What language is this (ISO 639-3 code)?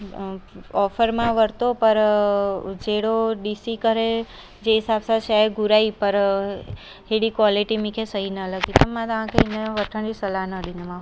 snd